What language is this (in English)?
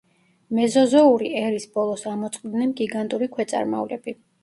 Georgian